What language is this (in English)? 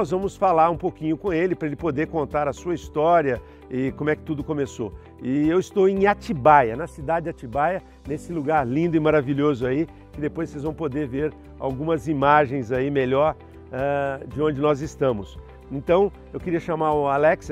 Portuguese